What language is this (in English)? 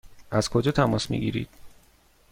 Persian